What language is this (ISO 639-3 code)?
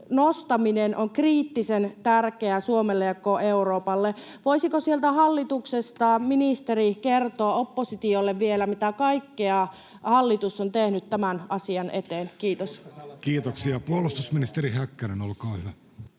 fin